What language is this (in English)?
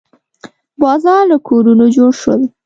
Pashto